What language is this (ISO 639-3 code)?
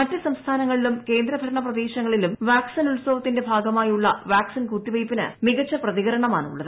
mal